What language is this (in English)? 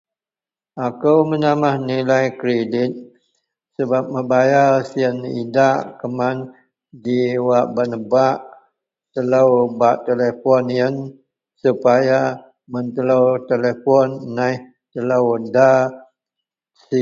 Central Melanau